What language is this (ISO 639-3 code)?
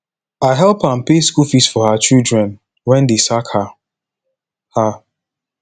pcm